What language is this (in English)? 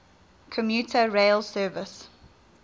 English